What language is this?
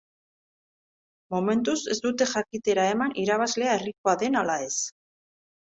Basque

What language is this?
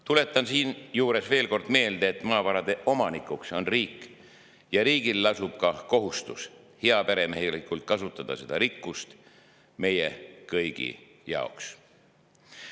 Estonian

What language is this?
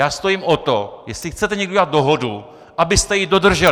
Czech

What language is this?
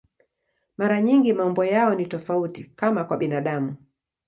Swahili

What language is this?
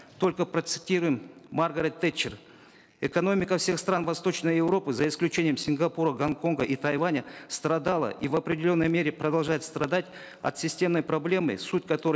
Kazakh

